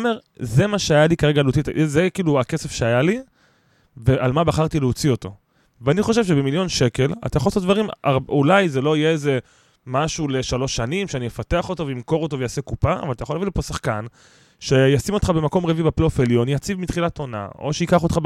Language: Hebrew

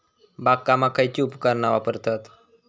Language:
Marathi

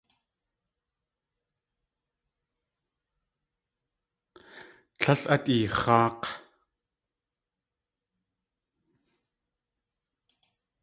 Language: Tlingit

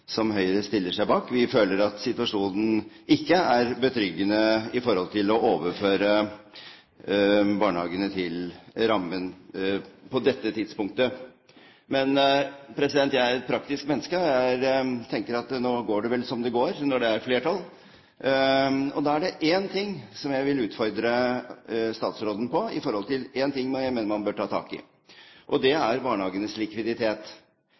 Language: Norwegian Bokmål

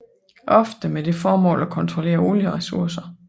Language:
Danish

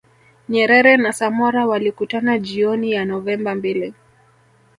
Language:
Swahili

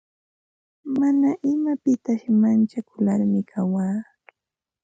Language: Ambo-Pasco Quechua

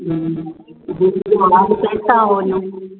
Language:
Sindhi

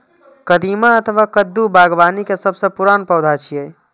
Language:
Maithili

